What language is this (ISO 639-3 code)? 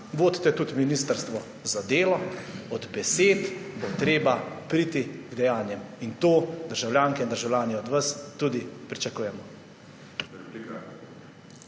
slv